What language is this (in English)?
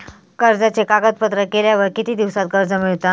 Marathi